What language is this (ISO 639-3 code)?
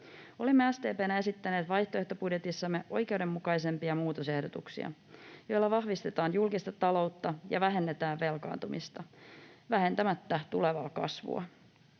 fin